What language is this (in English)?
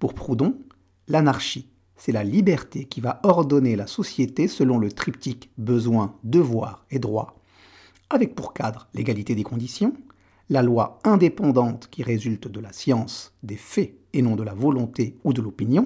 French